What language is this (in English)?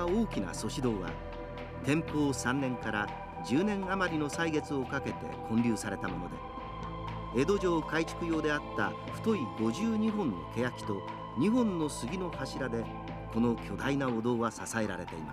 Japanese